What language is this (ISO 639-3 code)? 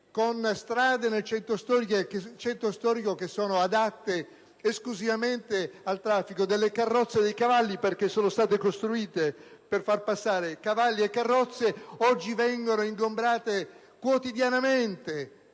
ita